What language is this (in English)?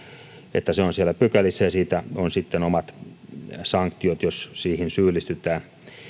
Finnish